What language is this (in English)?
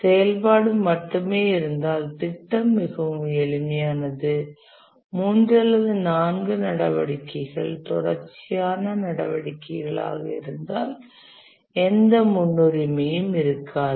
Tamil